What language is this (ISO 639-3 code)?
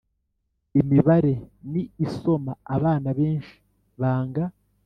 kin